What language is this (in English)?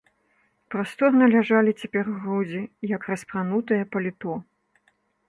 Belarusian